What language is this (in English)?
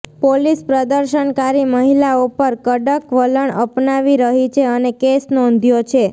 Gujarati